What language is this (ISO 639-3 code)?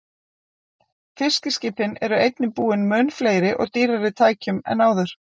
isl